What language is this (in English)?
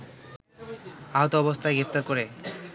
Bangla